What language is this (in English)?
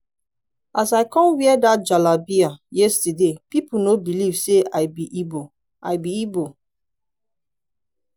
Nigerian Pidgin